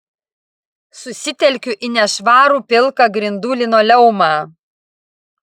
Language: Lithuanian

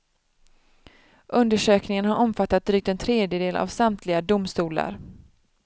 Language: Swedish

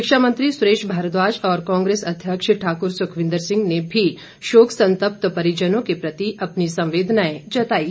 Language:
Hindi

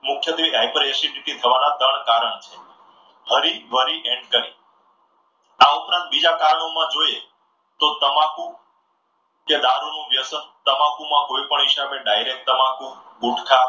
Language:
Gujarati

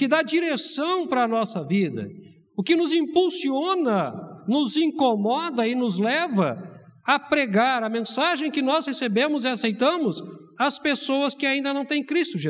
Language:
Portuguese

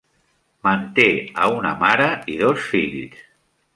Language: Catalan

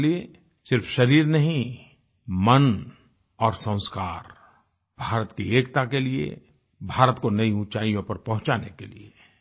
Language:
Hindi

